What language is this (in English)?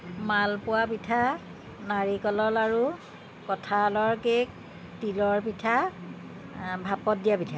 Assamese